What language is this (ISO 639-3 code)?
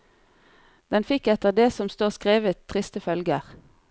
nor